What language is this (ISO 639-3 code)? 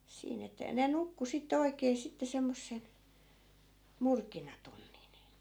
fin